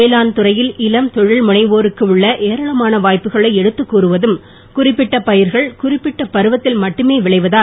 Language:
Tamil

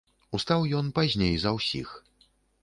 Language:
Belarusian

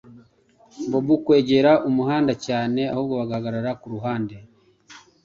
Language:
Kinyarwanda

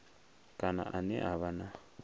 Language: Venda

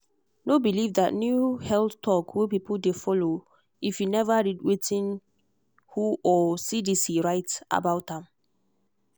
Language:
Nigerian Pidgin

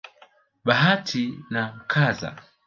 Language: Swahili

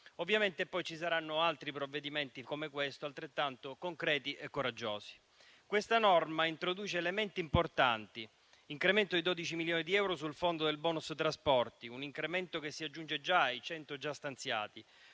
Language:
Italian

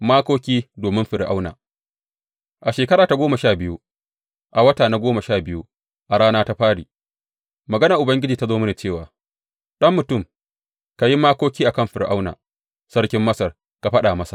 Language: Hausa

